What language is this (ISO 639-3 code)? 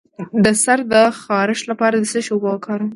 pus